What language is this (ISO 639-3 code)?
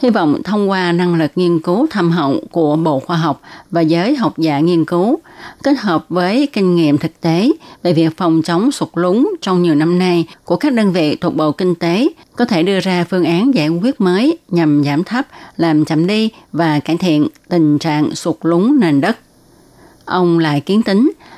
vie